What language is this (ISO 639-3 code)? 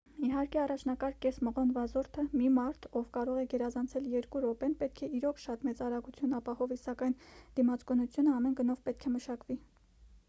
hye